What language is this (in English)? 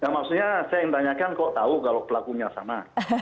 Indonesian